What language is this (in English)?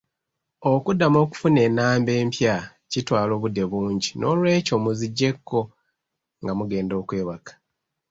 Ganda